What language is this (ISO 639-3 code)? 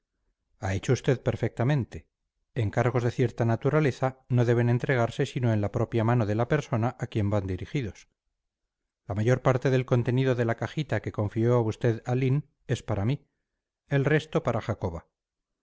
spa